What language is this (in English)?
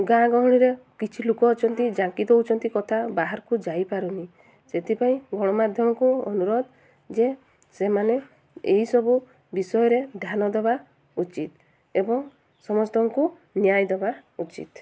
Odia